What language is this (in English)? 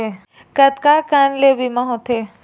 Chhattisgarhi